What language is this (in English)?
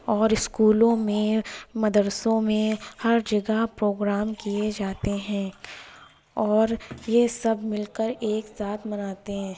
Urdu